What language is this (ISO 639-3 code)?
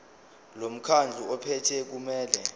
zul